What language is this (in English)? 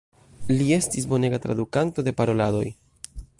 Esperanto